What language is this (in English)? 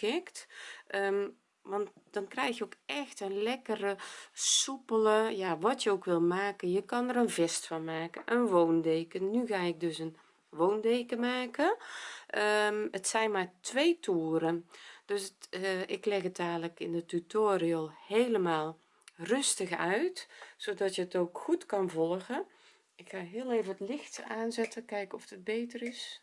Dutch